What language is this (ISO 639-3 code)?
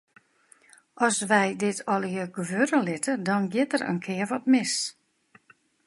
fry